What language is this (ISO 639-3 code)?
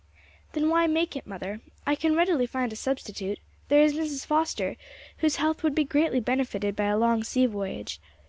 eng